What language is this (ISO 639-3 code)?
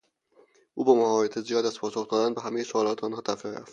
fas